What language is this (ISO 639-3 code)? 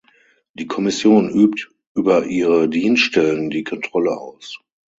deu